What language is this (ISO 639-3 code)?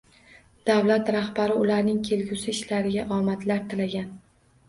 uzb